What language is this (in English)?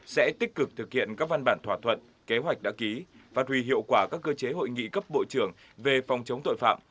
Vietnamese